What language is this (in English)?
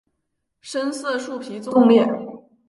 Chinese